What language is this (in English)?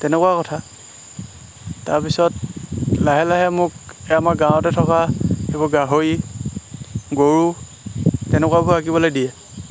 Assamese